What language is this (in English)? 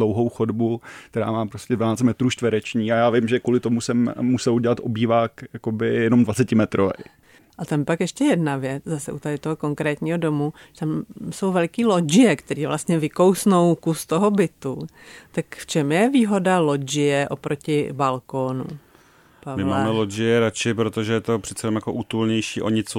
Czech